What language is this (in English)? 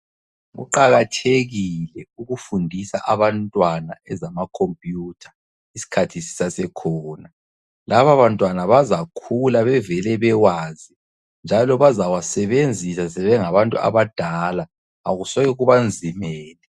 North Ndebele